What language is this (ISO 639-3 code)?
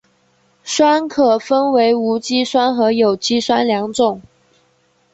zho